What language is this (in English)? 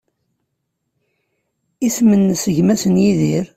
Kabyle